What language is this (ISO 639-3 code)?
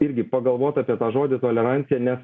lit